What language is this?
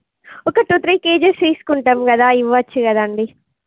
Telugu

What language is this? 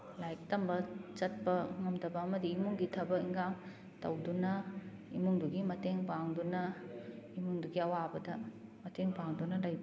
Manipuri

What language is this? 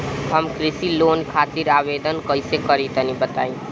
Bhojpuri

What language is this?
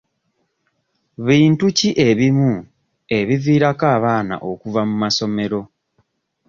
Ganda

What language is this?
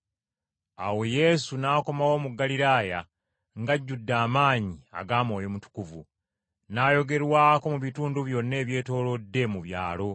Ganda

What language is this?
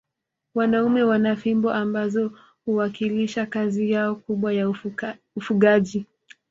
Swahili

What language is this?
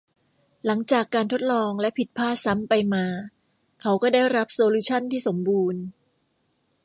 Thai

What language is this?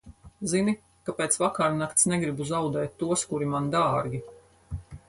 Latvian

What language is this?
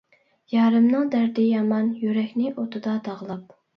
Uyghur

